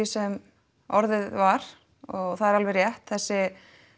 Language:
Icelandic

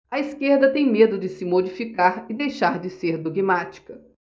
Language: Portuguese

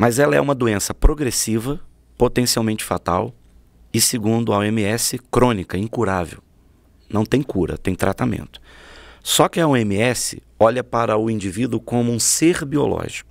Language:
Portuguese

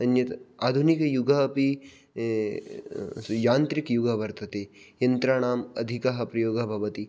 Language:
Sanskrit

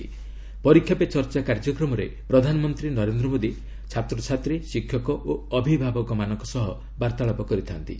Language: Odia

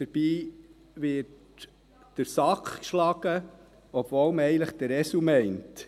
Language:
Swiss German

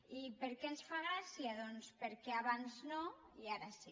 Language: Catalan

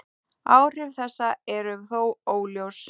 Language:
Icelandic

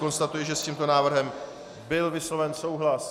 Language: Czech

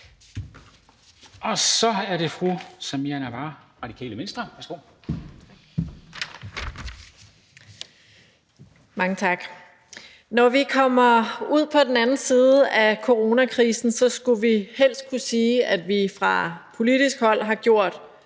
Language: Danish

